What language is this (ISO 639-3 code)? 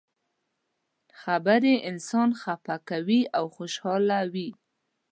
pus